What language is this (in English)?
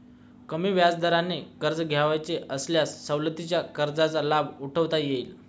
Marathi